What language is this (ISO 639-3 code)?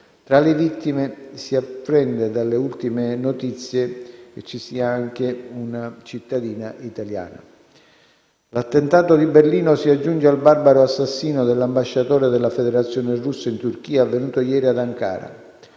ita